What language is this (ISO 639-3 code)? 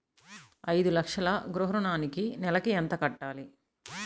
tel